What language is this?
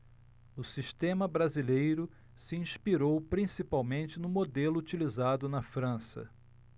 Portuguese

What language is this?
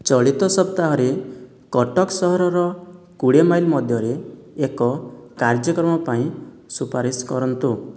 Odia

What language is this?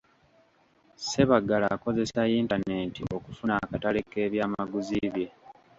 Ganda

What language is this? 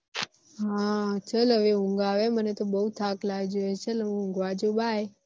Gujarati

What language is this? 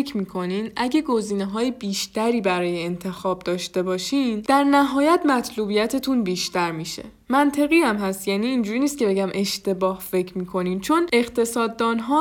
Persian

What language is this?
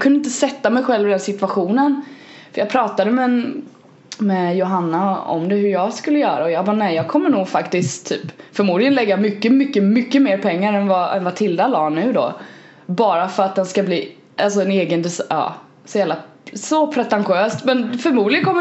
Swedish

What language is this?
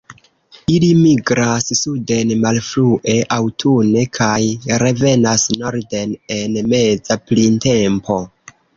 Esperanto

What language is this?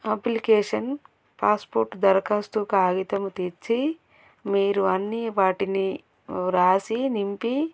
Telugu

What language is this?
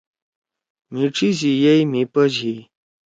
Torwali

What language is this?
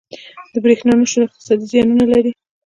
Pashto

